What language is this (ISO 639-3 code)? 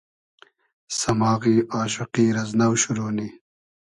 haz